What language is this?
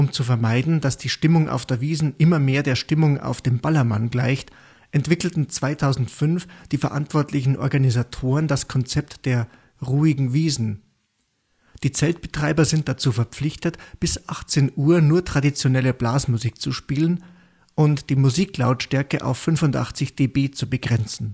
German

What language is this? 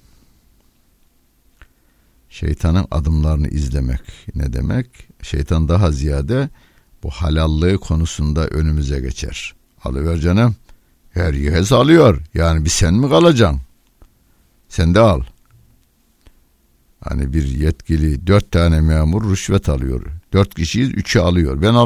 Turkish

